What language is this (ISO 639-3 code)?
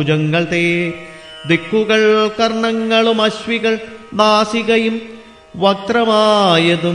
mal